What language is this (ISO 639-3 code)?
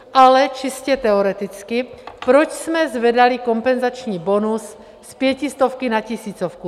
ces